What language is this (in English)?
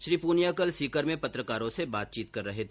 Hindi